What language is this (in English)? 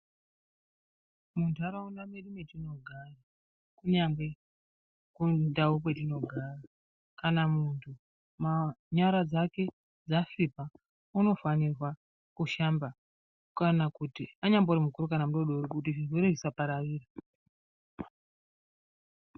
Ndau